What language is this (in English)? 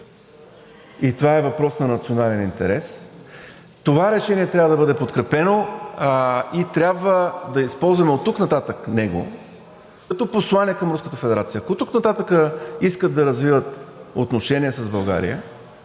Bulgarian